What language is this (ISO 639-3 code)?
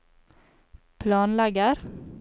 nor